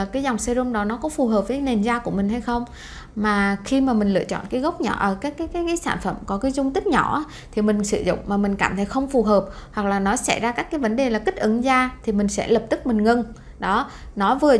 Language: Vietnamese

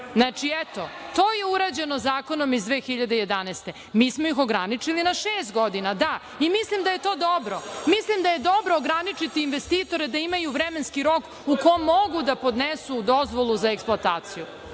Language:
Serbian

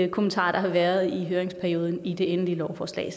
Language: Danish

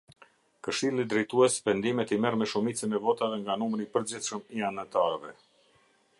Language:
Albanian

